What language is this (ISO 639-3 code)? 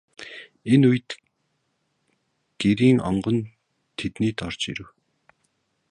mon